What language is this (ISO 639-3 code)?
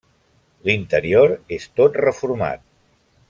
cat